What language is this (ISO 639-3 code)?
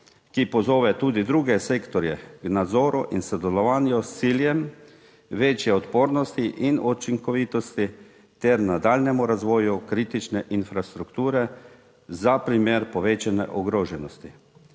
slv